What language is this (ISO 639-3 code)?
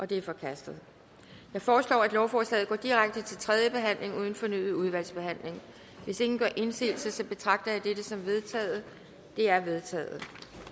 dan